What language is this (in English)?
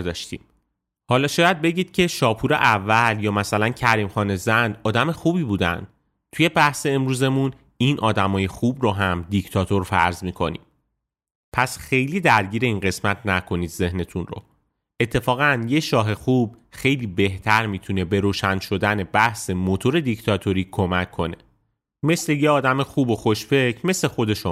Persian